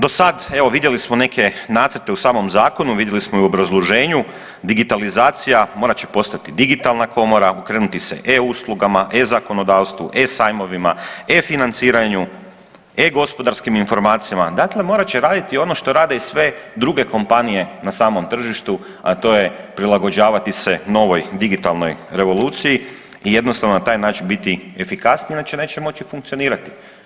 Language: Croatian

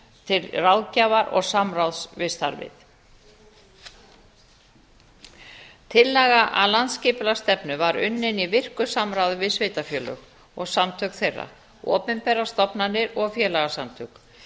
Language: Icelandic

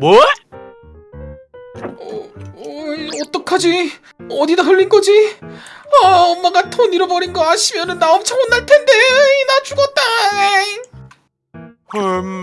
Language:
Korean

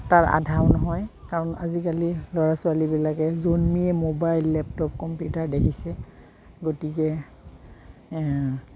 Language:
Assamese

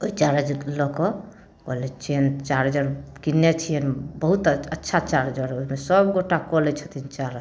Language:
Maithili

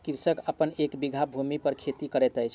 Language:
Maithili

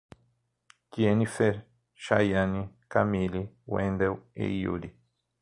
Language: Portuguese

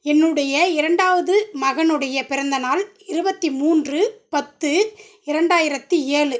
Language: Tamil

